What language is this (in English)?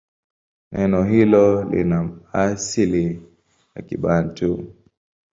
Swahili